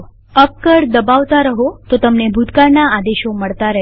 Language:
Gujarati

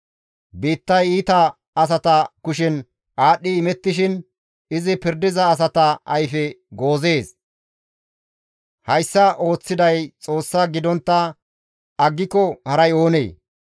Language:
Gamo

